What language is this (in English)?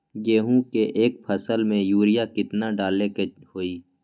Magahi